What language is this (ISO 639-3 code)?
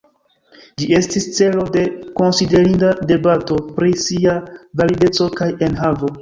epo